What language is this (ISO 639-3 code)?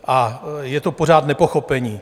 ces